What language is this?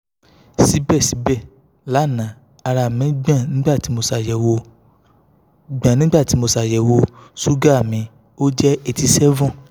Yoruba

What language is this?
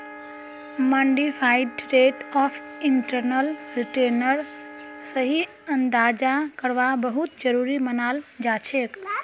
Magahi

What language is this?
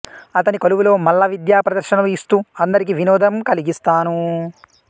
Telugu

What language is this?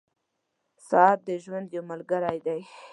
Pashto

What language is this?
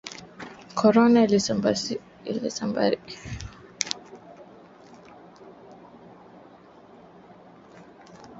Swahili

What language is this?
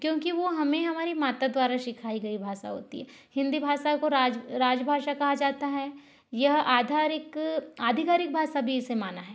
Hindi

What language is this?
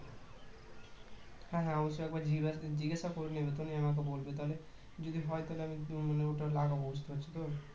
Bangla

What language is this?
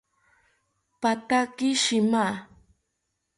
South Ucayali Ashéninka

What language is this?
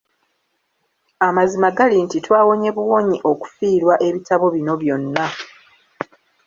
Ganda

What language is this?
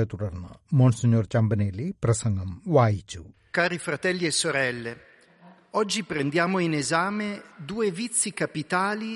Malayalam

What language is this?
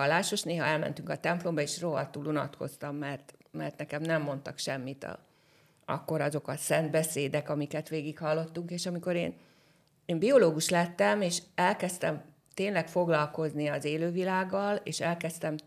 Hungarian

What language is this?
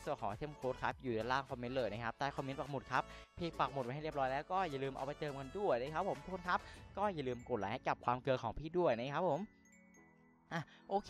Thai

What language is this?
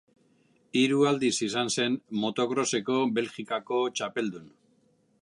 Basque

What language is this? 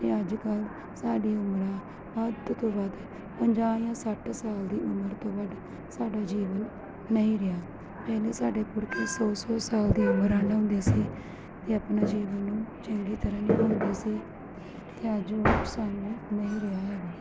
Punjabi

